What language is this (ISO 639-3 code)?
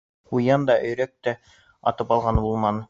bak